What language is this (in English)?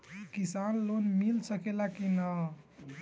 Bhojpuri